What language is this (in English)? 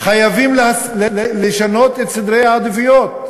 Hebrew